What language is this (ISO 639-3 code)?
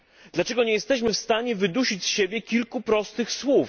pol